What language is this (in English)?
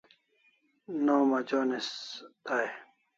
Kalasha